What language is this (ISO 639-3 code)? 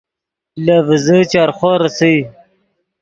ydg